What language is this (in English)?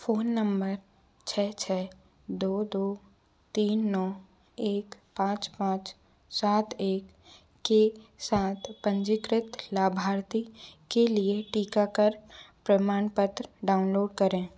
Hindi